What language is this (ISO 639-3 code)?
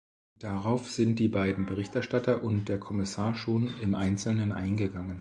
deu